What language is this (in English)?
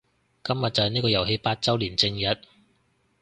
Cantonese